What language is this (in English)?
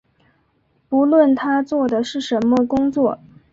Chinese